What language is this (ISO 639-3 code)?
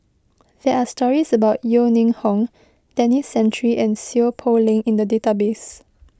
eng